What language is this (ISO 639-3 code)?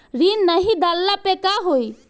bho